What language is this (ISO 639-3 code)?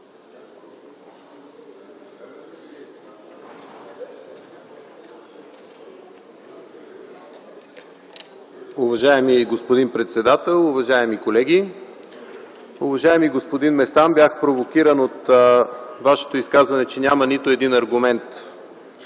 bul